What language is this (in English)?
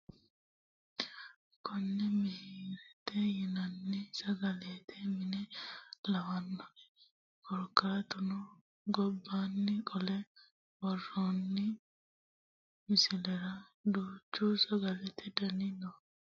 Sidamo